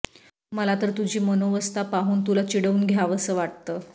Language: Marathi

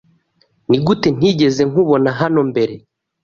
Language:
Kinyarwanda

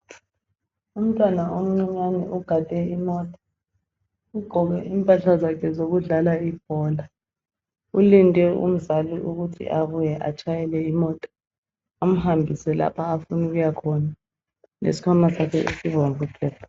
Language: North Ndebele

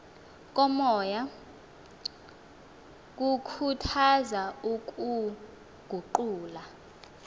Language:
Xhosa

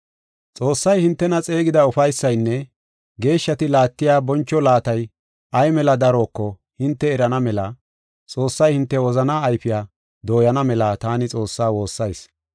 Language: Gofa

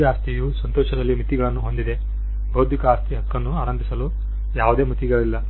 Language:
Kannada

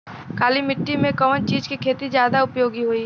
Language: Bhojpuri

